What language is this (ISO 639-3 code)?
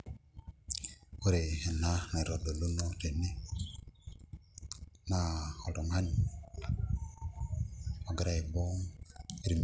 mas